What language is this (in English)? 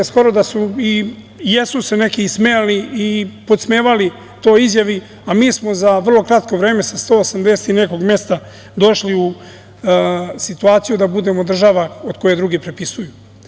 Serbian